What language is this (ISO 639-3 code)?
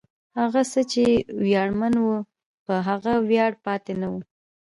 pus